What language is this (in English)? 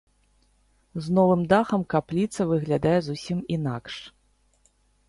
Belarusian